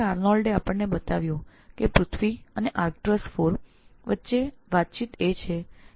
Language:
Gujarati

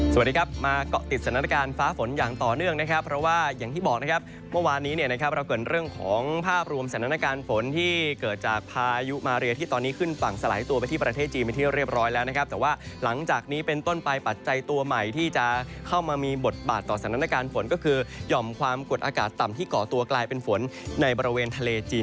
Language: Thai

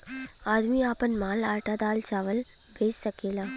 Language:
Bhojpuri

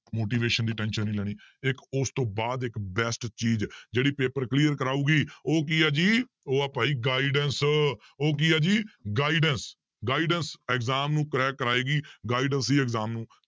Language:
Punjabi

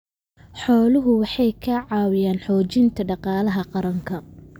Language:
Somali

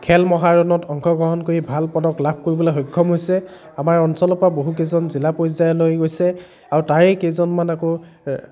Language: Assamese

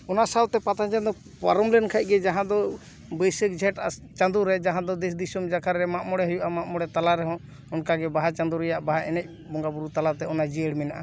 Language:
Santali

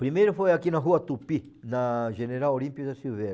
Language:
Portuguese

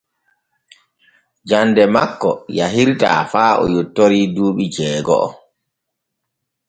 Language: Borgu Fulfulde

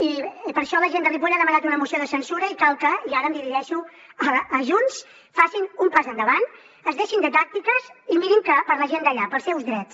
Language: Catalan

